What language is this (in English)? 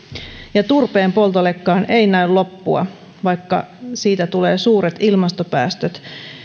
Finnish